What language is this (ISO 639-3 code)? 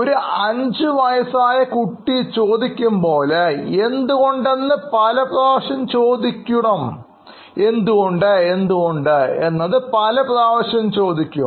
mal